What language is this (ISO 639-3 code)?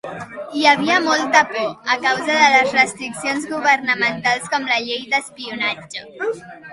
cat